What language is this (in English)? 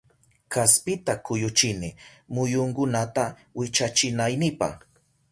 Southern Pastaza Quechua